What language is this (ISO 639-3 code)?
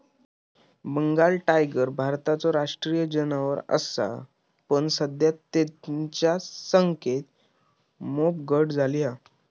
mar